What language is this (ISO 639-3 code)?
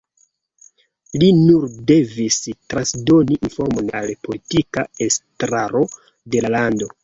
epo